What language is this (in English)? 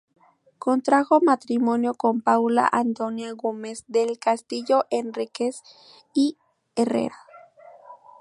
Spanish